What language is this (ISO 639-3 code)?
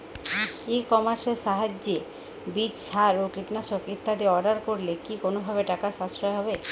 ben